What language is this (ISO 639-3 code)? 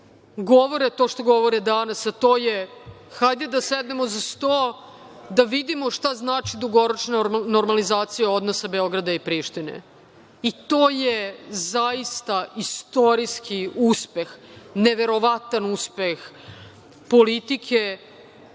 srp